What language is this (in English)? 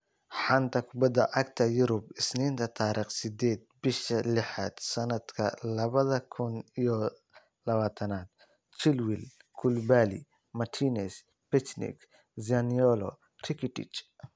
Somali